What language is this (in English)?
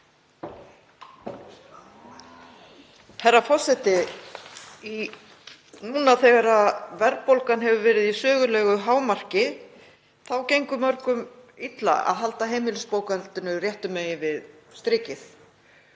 Icelandic